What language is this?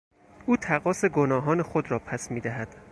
Persian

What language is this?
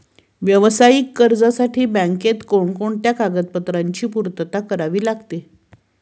Marathi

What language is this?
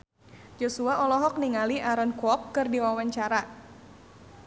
Sundanese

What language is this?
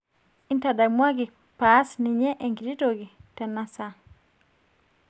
Masai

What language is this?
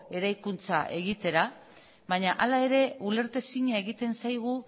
Basque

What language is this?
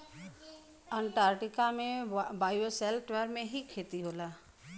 Bhojpuri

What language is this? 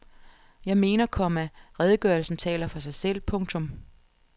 Danish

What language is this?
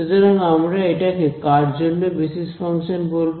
Bangla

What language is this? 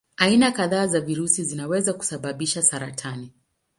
Swahili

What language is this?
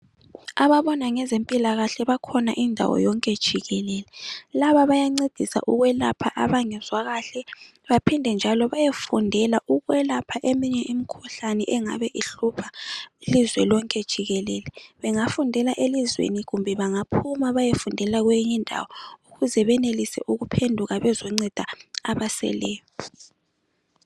North Ndebele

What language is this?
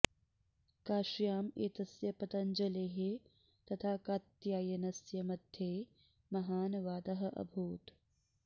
Sanskrit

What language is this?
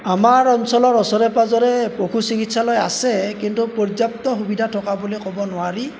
Assamese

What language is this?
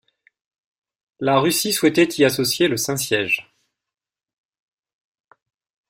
French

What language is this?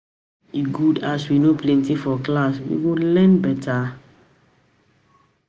Nigerian Pidgin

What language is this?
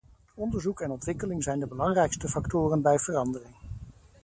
Dutch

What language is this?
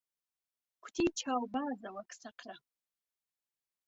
Central Kurdish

